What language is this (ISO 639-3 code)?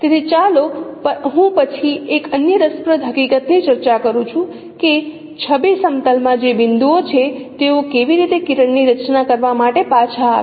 guj